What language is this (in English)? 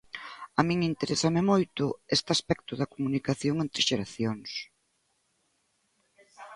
Galician